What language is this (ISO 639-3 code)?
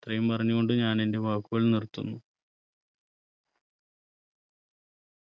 mal